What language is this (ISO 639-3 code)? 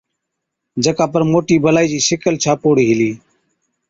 odk